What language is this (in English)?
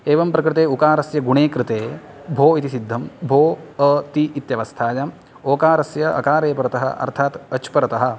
Sanskrit